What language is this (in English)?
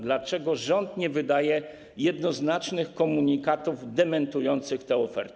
Polish